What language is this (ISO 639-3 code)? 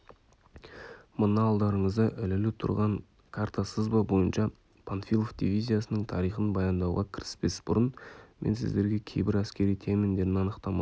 kaz